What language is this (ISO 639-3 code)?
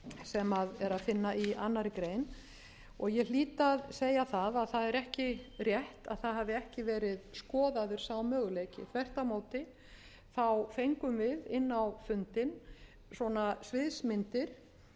isl